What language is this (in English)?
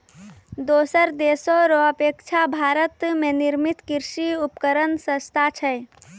Maithili